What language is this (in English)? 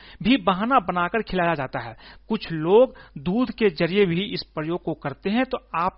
Hindi